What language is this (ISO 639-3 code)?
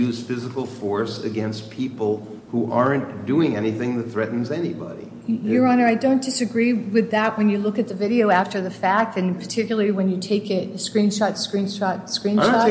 eng